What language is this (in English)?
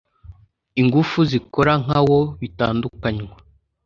Kinyarwanda